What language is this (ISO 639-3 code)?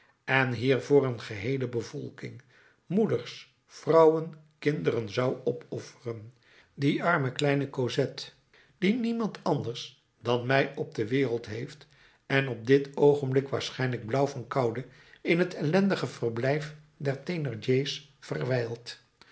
nld